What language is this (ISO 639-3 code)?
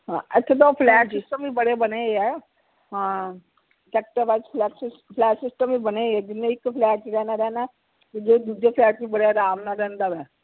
pan